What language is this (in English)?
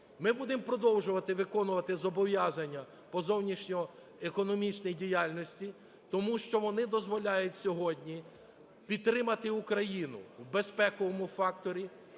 Ukrainian